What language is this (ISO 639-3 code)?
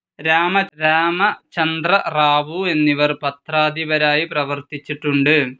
mal